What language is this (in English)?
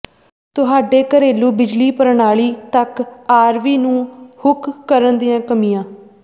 Punjabi